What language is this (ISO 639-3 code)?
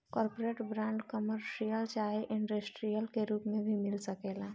bho